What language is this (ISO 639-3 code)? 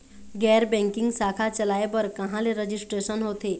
hne